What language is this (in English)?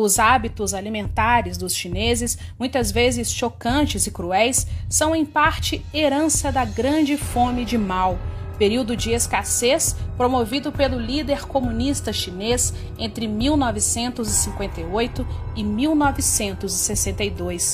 Portuguese